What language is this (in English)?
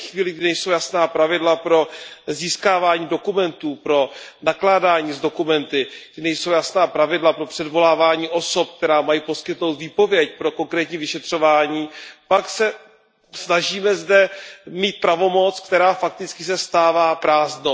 Czech